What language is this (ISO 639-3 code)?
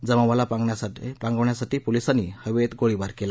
mar